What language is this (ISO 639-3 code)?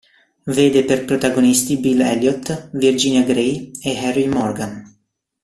ita